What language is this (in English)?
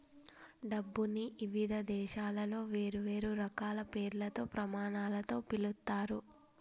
Telugu